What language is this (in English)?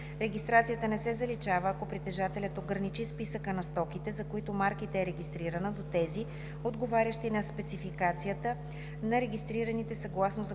Bulgarian